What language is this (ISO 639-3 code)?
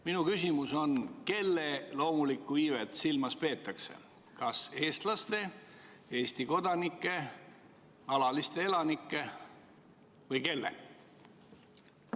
est